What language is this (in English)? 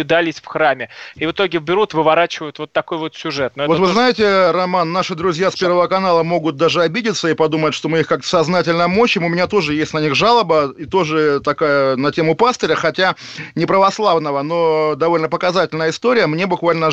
Russian